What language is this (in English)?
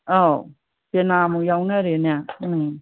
Manipuri